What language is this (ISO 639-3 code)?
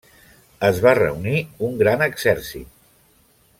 cat